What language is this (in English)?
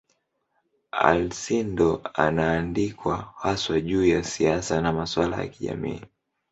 Swahili